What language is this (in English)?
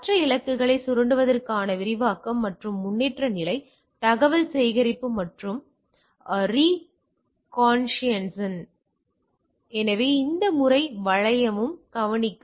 Tamil